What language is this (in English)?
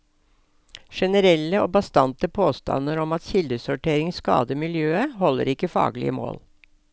Norwegian